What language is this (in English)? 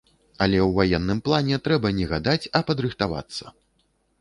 Belarusian